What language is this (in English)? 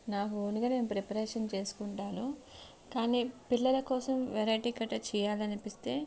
Telugu